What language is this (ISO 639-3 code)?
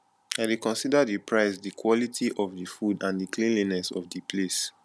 pcm